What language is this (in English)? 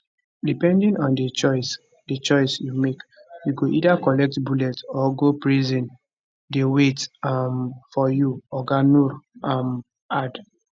Nigerian Pidgin